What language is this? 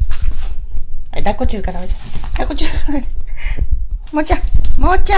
Japanese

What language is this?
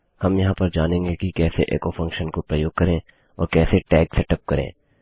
Hindi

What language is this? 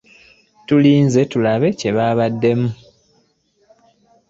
Ganda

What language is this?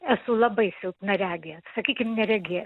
Lithuanian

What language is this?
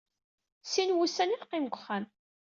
Kabyle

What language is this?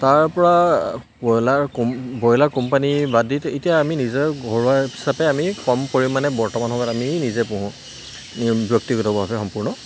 Assamese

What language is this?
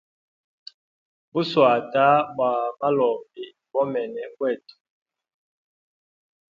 Hemba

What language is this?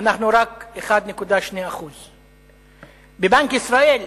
Hebrew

